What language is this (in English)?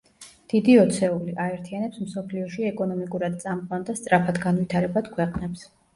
Georgian